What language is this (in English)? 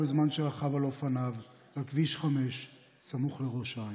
Hebrew